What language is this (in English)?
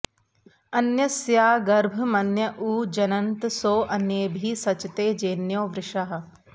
Sanskrit